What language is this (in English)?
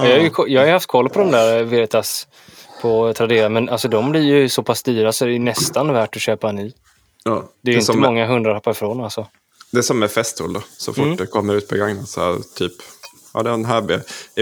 Swedish